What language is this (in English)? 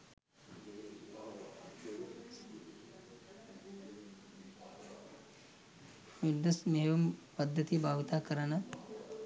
Sinhala